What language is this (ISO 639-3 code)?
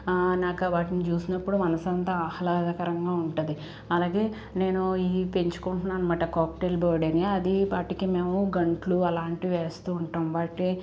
tel